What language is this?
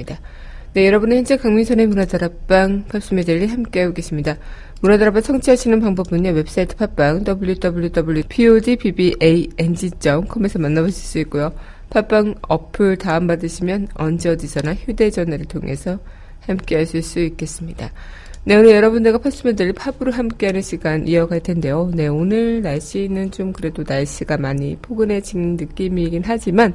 Korean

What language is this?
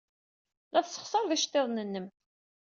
Kabyle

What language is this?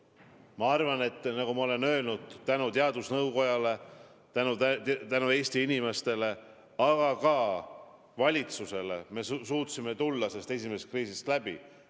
Estonian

